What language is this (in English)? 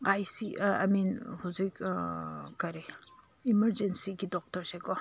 Manipuri